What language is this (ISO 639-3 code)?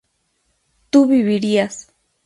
spa